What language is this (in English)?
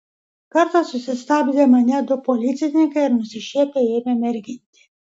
Lithuanian